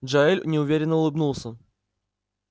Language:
Russian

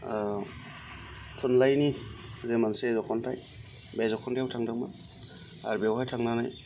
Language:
Bodo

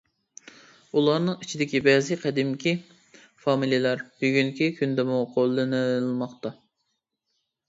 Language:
Uyghur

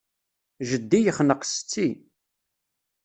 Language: Kabyle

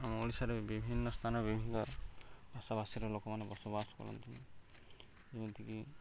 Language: Odia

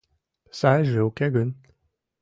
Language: Mari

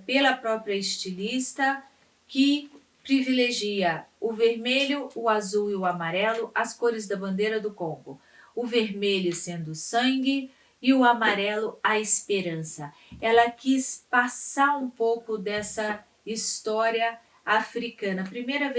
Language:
Portuguese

